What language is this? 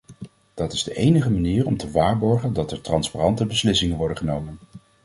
Dutch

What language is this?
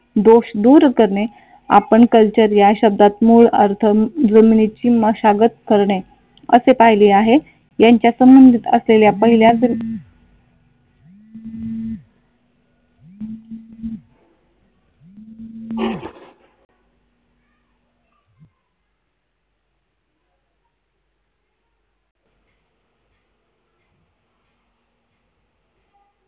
Marathi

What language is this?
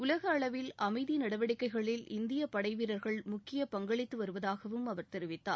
Tamil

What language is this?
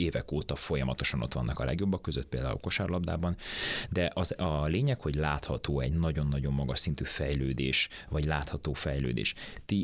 Hungarian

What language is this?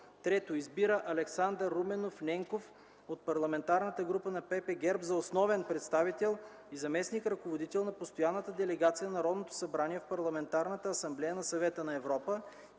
Bulgarian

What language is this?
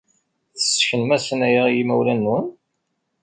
Kabyle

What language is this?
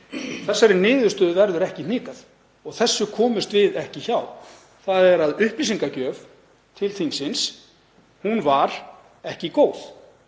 Icelandic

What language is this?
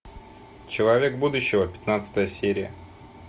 Russian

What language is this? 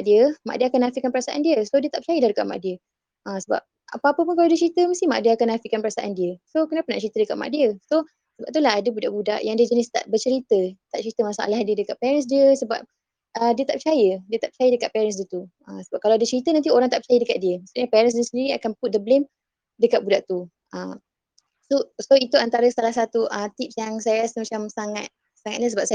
Malay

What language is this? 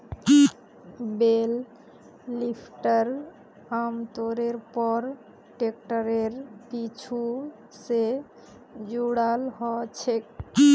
Magahi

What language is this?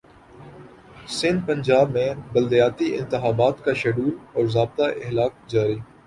Urdu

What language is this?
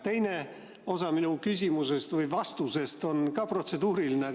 Estonian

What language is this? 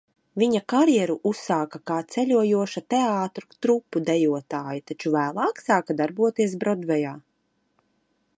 Latvian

